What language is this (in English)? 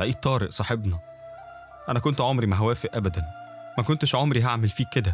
Arabic